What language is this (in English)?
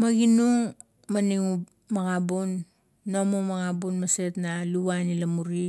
Kuot